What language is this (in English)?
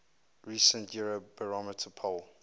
English